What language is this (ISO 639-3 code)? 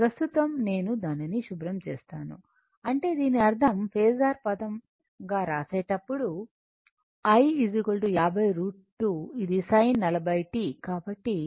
tel